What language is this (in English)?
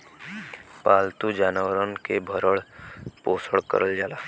Bhojpuri